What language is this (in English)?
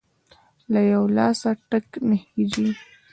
Pashto